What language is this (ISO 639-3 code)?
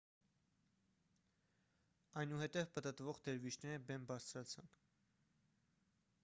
hye